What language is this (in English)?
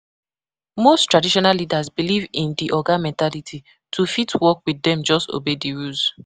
Nigerian Pidgin